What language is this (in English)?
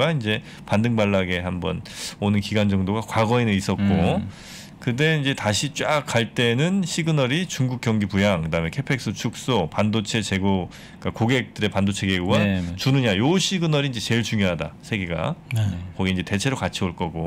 Korean